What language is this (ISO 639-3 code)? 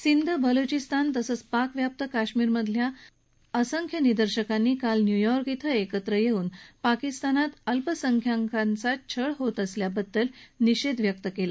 mar